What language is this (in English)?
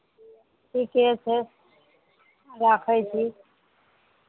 Maithili